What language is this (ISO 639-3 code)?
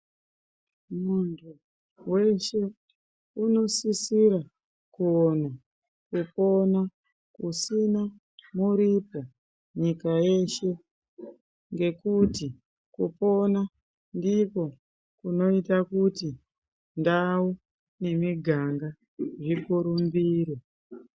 ndc